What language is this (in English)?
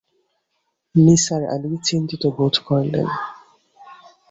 Bangla